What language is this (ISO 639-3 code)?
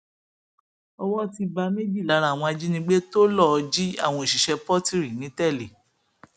yor